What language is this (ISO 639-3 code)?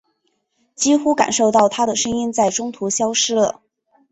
zho